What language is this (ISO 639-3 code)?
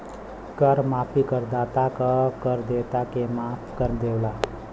bho